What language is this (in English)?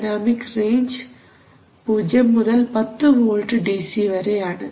Malayalam